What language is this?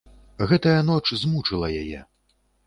Belarusian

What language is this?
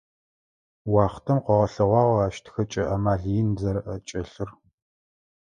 Adyghe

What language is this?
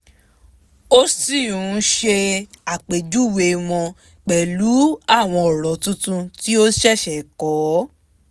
Yoruba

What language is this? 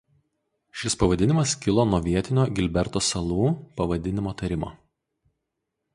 Lithuanian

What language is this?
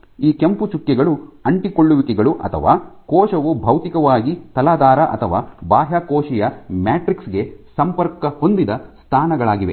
Kannada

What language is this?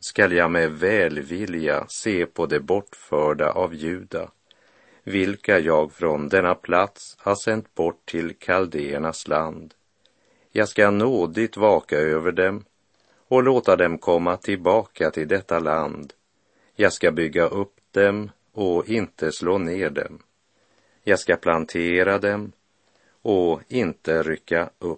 Swedish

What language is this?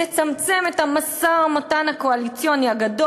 Hebrew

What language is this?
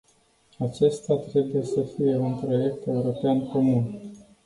Romanian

